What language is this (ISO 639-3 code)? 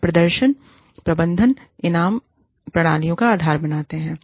hin